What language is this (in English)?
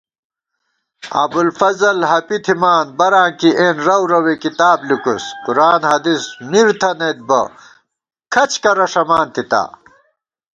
Gawar-Bati